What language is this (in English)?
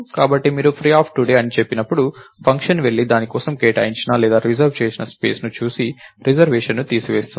Telugu